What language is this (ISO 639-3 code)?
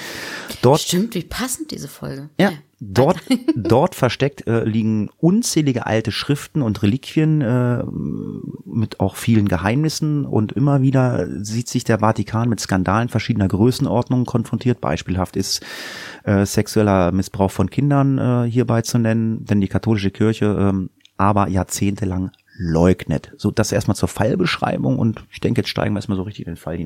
deu